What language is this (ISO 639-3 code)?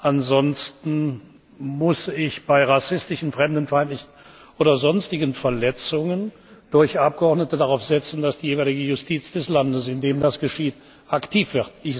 deu